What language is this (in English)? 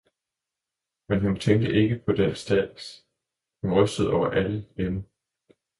Danish